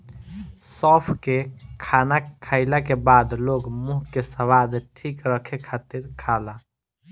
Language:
Bhojpuri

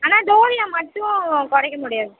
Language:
Tamil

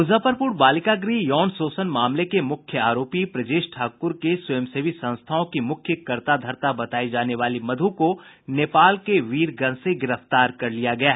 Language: Hindi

